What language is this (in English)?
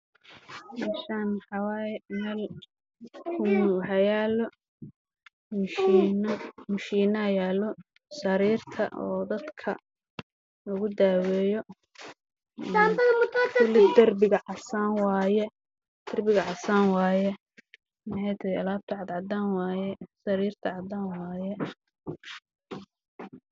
Somali